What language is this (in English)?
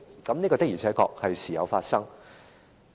Cantonese